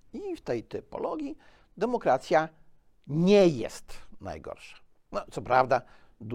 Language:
Polish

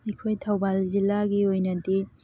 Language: Manipuri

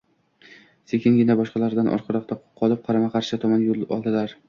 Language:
Uzbek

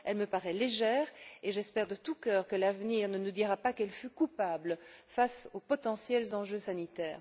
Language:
French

